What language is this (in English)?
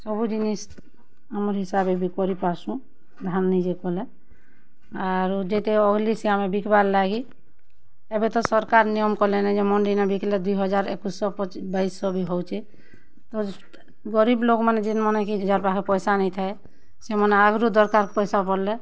Odia